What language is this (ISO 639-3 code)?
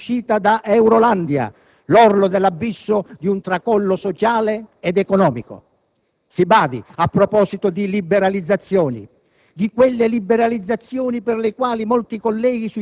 ita